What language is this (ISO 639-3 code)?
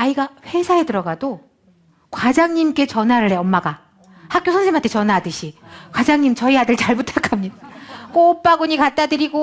kor